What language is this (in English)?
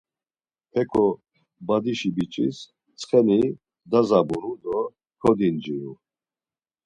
Laz